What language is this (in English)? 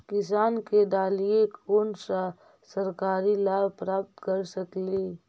Magahi